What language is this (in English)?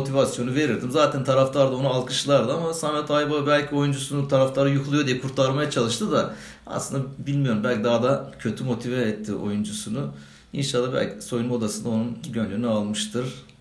Turkish